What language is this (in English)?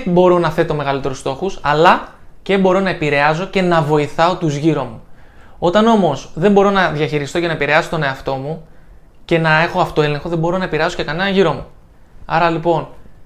Greek